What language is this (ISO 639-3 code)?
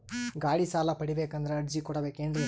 kan